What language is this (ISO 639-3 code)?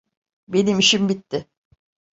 tur